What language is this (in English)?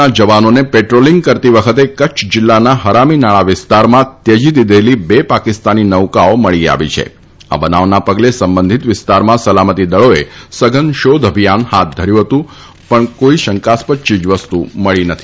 Gujarati